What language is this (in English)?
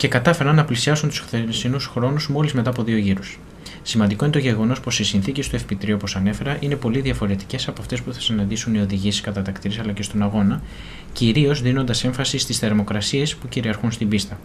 Greek